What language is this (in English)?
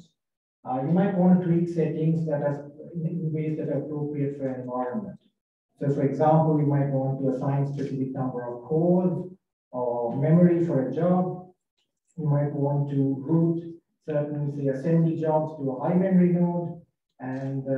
English